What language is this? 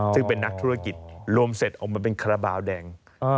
Thai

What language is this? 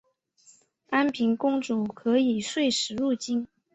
Chinese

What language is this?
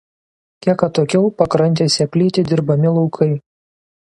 Lithuanian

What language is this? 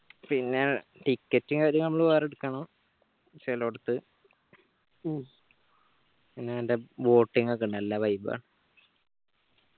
Malayalam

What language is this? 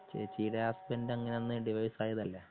Malayalam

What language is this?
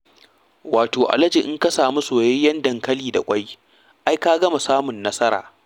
Hausa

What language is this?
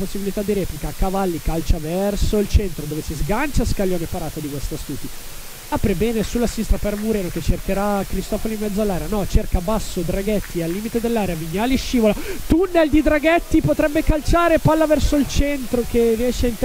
Italian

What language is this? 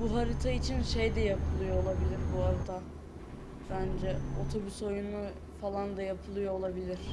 Turkish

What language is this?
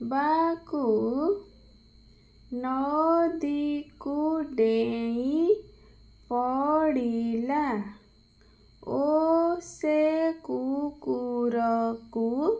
Odia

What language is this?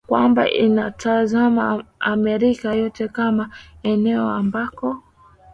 Swahili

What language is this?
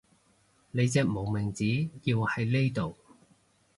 Cantonese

